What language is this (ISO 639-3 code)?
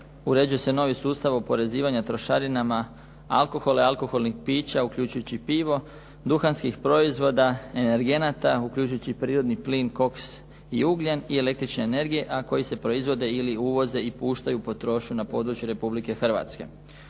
hrv